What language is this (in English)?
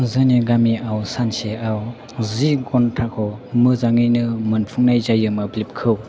Bodo